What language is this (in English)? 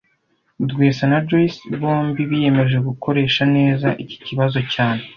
Kinyarwanda